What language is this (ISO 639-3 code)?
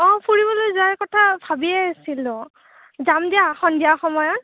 asm